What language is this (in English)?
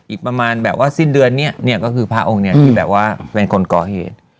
Thai